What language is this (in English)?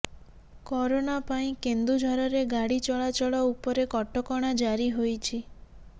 Odia